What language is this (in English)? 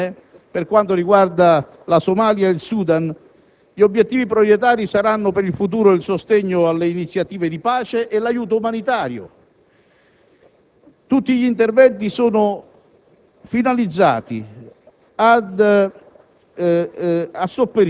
Italian